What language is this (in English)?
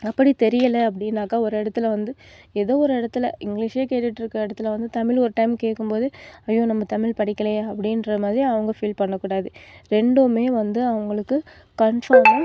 Tamil